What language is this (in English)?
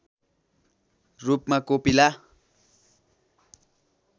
Nepali